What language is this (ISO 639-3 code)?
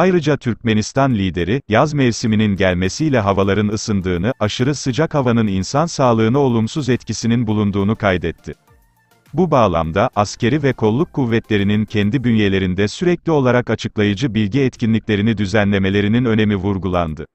tur